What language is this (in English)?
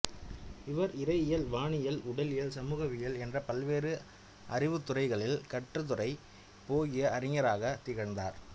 Tamil